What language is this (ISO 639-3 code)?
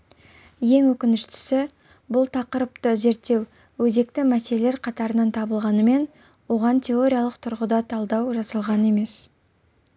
kaz